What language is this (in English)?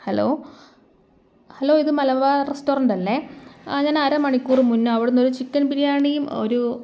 Malayalam